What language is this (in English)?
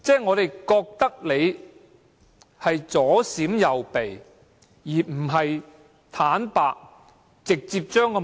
Cantonese